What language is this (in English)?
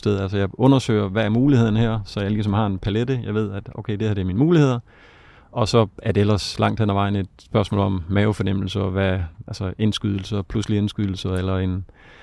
Danish